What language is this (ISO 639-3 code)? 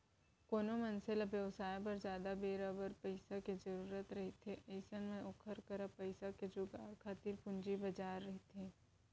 hne